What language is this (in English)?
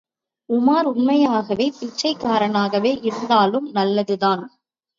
Tamil